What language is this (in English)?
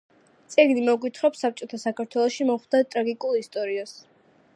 Georgian